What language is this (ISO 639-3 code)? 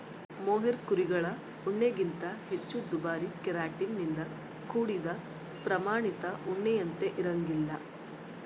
kan